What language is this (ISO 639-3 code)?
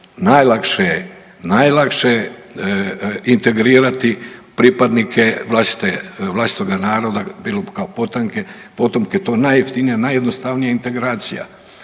hrv